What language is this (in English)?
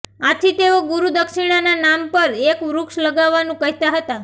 Gujarati